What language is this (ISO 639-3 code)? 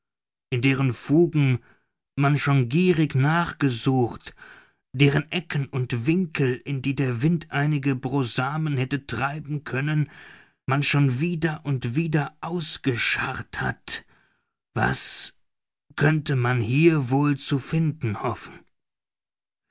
deu